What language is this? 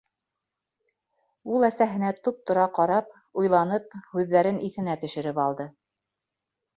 Bashkir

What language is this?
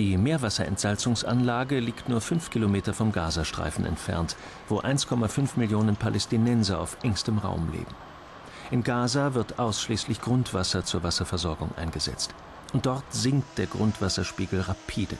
German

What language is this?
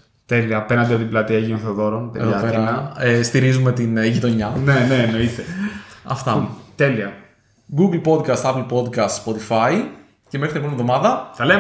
Greek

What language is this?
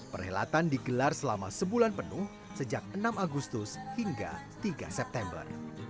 Indonesian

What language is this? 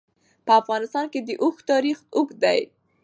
Pashto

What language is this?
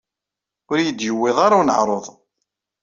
Kabyle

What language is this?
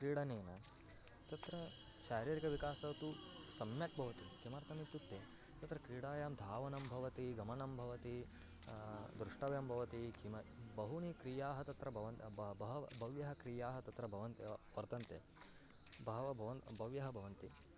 Sanskrit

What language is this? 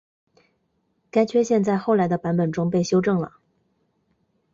Chinese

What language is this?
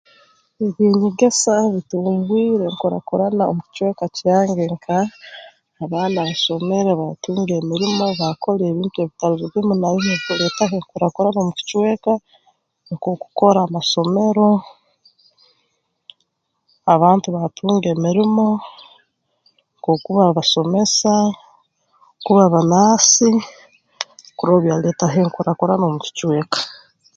Tooro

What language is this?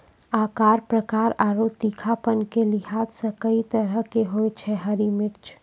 Maithili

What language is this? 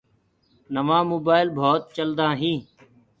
Gurgula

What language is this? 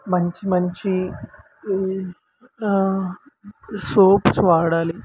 Telugu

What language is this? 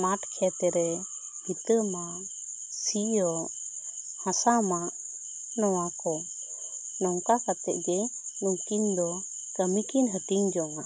Santali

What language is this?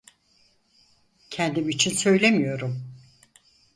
Turkish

